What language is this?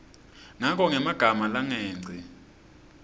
Swati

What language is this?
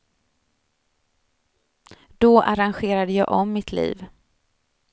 Swedish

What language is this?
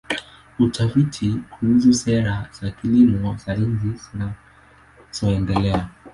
Swahili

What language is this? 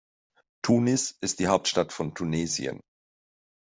German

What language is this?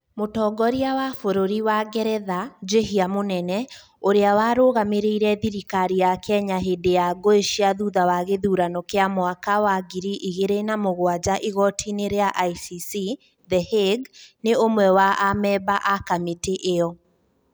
Kikuyu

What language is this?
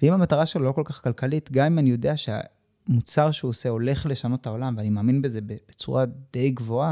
Hebrew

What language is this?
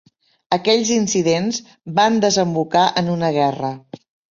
Catalan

